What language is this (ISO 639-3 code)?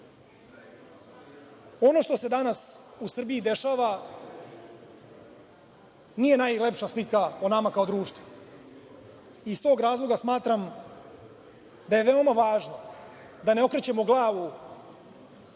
srp